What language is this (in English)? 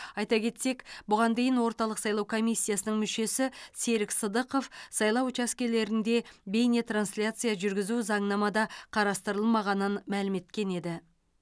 Kazakh